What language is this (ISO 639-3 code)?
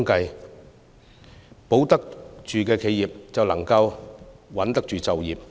yue